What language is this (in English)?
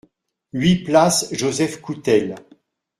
French